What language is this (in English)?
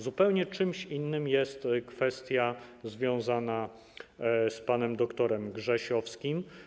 Polish